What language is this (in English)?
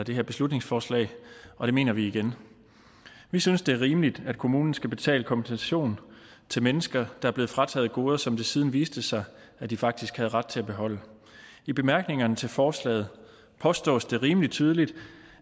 Danish